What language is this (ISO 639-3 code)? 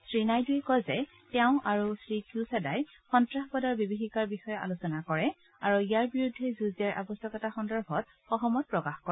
asm